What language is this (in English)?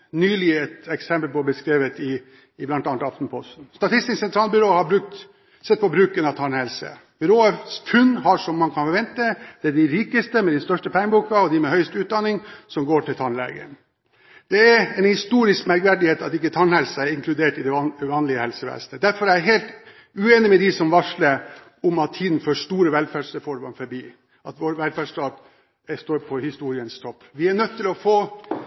Norwegian Bokmål